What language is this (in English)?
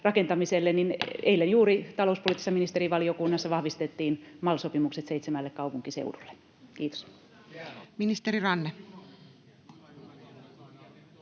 Finnish